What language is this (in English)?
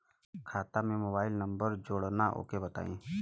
Bhojpuri